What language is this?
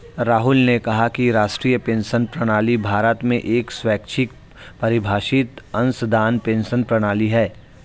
Hindi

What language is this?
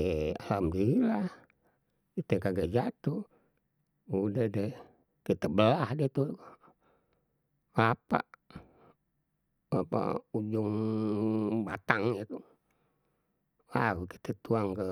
Betawi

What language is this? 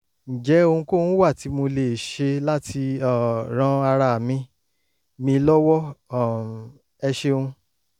Yoruba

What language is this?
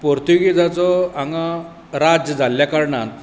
Konkani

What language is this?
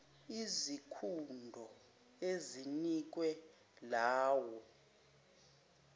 Zulu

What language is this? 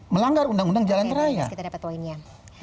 Indonesian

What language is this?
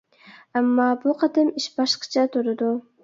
Uyghur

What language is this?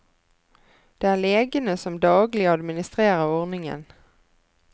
Norwegian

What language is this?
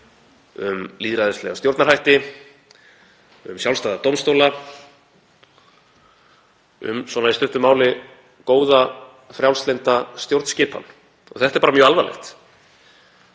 Icelandic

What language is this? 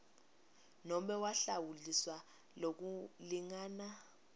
Swati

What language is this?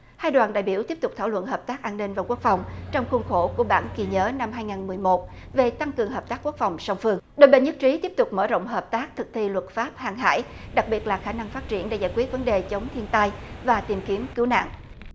Vietnamese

